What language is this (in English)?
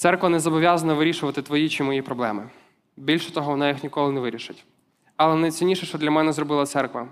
Ukrainian